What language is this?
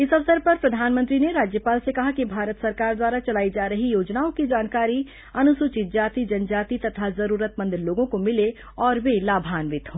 Hindi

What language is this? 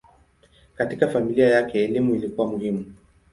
Swahili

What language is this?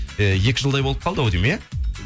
Kazakh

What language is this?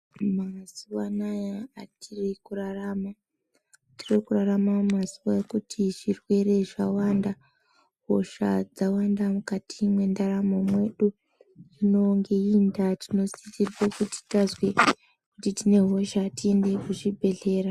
Ndau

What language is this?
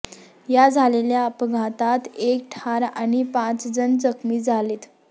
Marathi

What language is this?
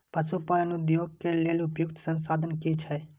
Maithili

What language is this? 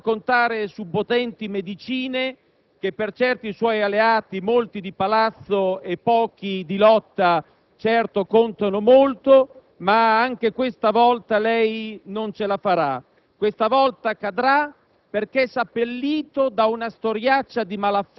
Italian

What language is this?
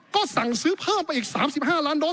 Thai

